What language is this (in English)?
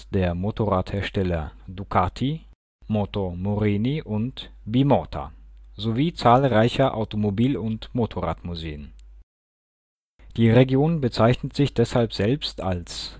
German